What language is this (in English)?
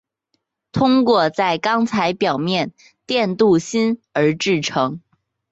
Chinese